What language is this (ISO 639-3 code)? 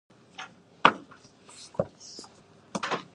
zho